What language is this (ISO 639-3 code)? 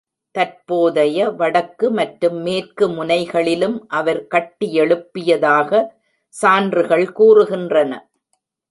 tam